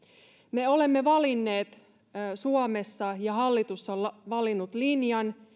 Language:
Finnish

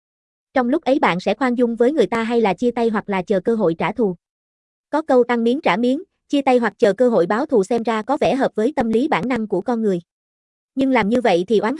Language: Vietnamese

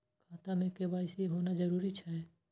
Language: Maithili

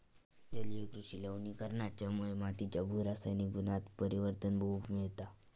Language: Marathi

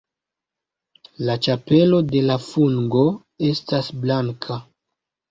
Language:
Esperanto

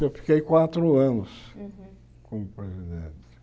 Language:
Portuguese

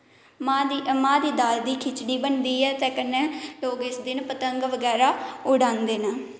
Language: Dogri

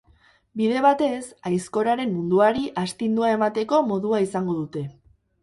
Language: Basque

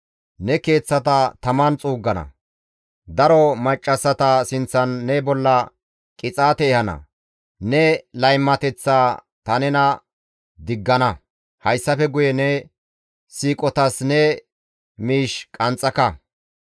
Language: Gamo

